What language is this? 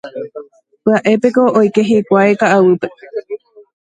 Guarani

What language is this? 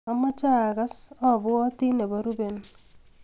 Kalenjin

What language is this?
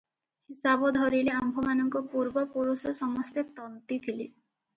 Odia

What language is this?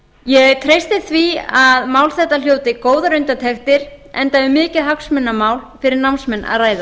Icelandic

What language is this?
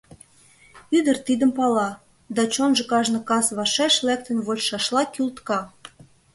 Mari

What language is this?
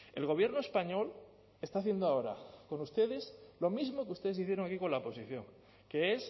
Spanish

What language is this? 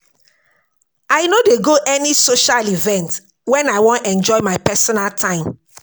Nigerian Pidgin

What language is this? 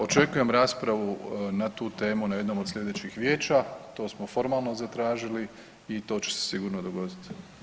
Croatian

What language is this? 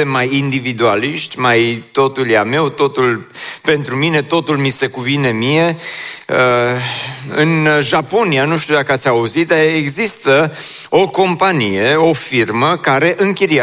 Romanian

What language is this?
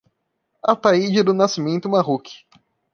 Portuguese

